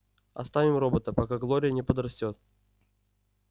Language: Russian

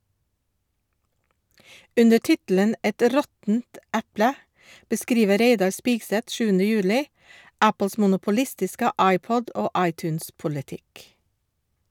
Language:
Norwegian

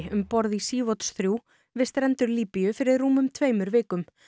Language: Icelandic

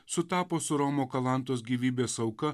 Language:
Lithuanian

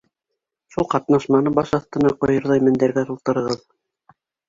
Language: Bashkir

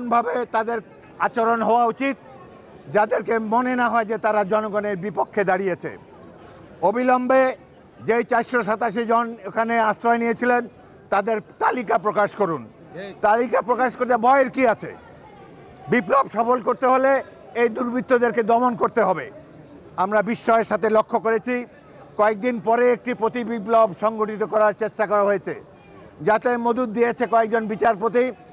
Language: Bangla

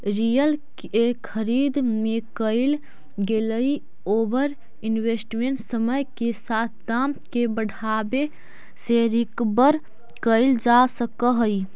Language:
Magahi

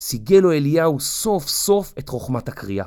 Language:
Hebrew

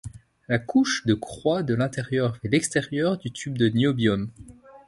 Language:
French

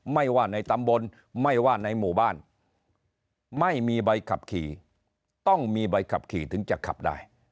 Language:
Thai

